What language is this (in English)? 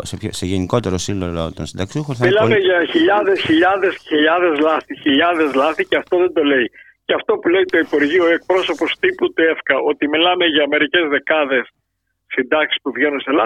Greek